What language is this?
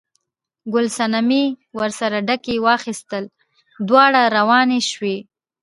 Pashto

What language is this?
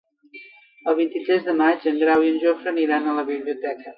Catalan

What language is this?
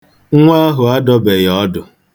Igbo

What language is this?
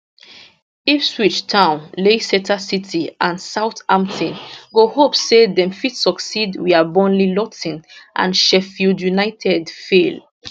Nigerian Pidgin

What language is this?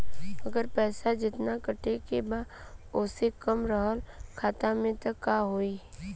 Bhojpuri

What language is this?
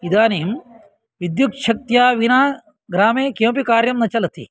Sanskrit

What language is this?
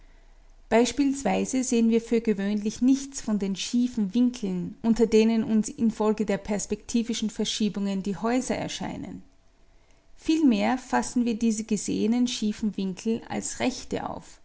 German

